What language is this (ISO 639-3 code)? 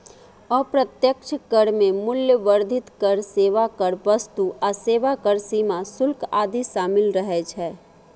mai